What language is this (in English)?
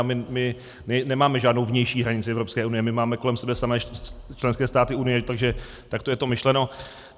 Czech